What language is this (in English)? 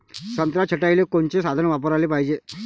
Marathi